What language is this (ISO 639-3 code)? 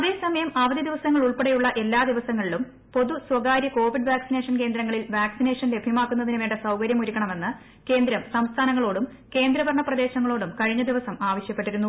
mal